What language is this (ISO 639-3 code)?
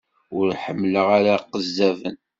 kab